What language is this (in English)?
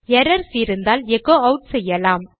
Tamil